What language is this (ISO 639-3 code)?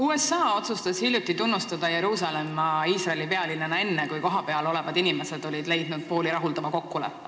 est